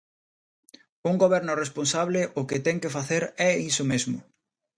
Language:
Galician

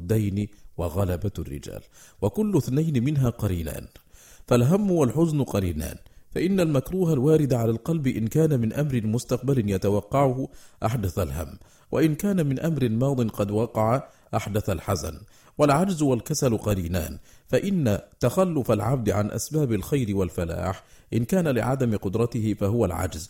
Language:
Arabic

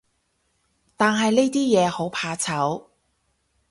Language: Cantonese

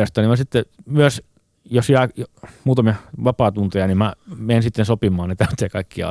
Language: Finnish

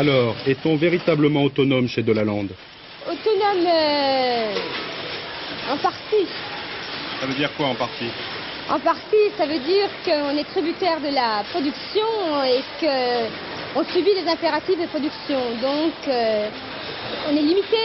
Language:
French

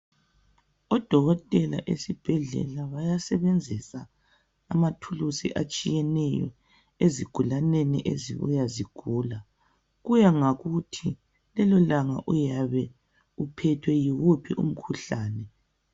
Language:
North Ndebele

